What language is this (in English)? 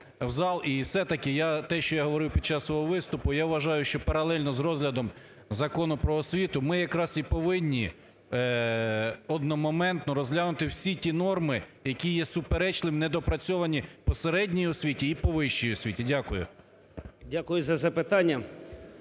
Ukrainian